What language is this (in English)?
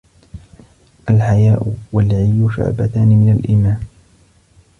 Arabic